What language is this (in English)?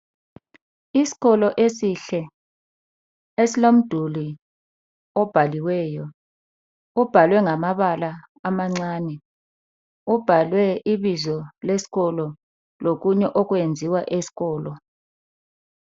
North Ndebele